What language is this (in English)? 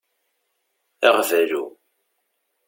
Kabyle